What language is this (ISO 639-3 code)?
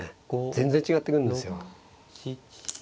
jpn